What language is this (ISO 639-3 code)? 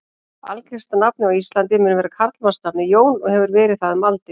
isl